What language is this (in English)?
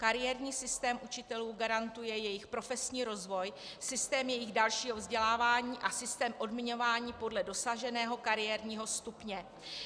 Czech